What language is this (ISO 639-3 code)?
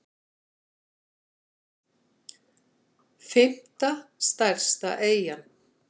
isl